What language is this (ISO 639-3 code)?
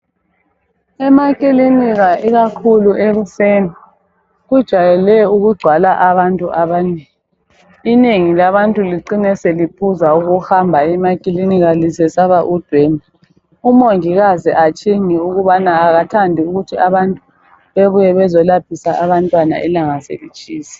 nde